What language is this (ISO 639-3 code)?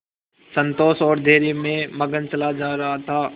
hin